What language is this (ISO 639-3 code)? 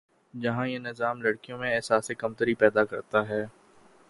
urd